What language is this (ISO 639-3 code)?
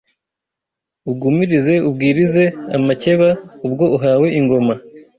kin